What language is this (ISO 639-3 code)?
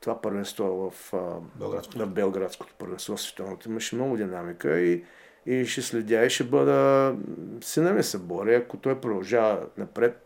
bul